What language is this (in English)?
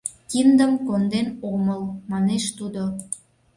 Mari